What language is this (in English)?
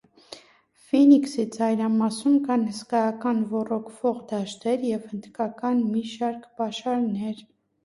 Armenian